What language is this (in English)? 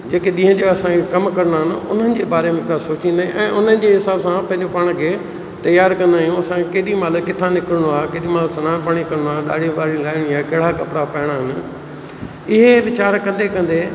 Sindhi